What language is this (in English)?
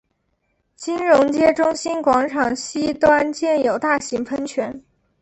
Chinese